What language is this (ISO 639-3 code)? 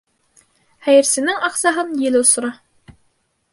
bak